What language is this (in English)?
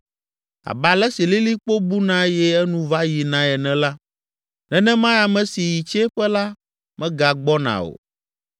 Ewe